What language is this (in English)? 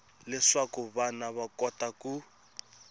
Tsonga